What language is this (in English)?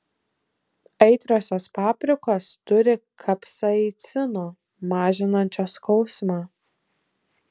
Lithuanian